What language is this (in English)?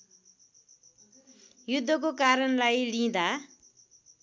Nepali